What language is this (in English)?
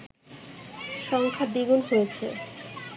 Bangla